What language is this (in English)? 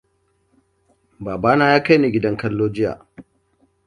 Hausa